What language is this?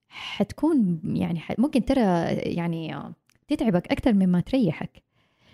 Arabic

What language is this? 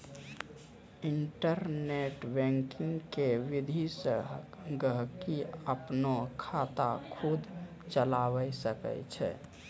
Maithili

